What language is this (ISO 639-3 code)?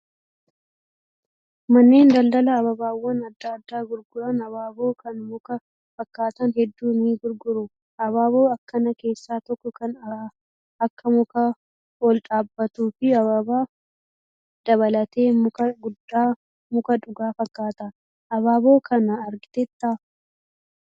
orm